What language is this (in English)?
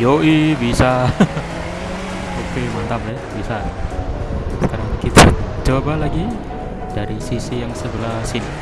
Indonesian